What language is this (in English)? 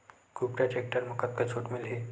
Chhattisgarhi